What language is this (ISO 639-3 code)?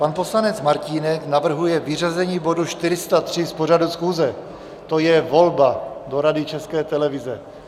ces